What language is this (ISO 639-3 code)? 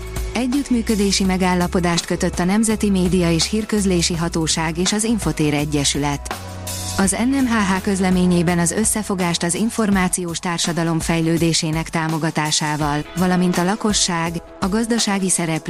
hun